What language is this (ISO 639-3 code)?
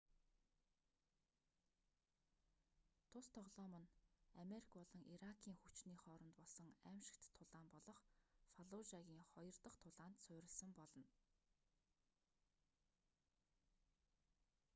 mon